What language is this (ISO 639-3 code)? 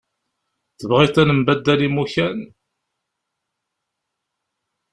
kab